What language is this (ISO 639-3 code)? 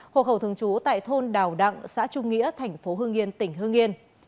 vie